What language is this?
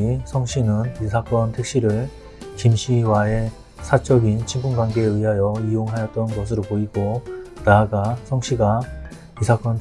Korean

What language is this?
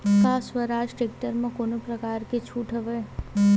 Chhattisgarhi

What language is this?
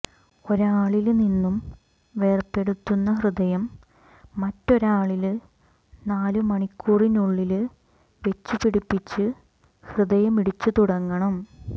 Malayalam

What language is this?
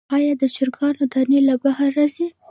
Pashto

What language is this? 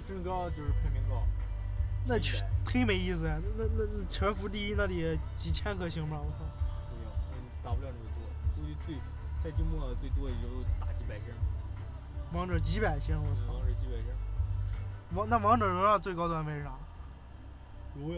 Chinese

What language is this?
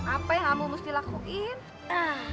Indonesian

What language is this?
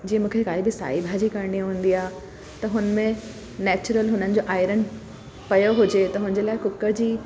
Sindhi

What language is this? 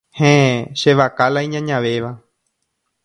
Guarani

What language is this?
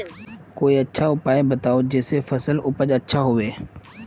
Magahi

